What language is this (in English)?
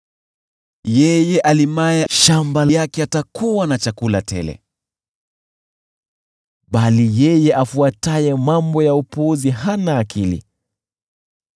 Swahili